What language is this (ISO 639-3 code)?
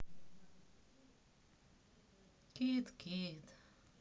rus